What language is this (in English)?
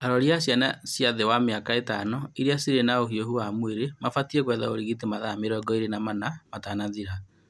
Kikuyu